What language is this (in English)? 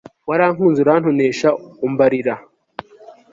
Kinyarwanda